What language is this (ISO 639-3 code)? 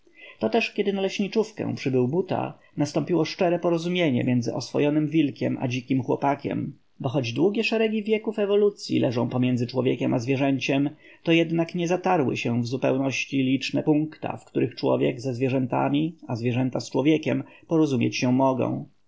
pol